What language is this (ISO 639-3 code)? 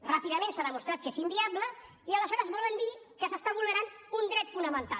cat